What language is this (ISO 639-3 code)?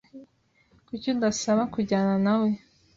kin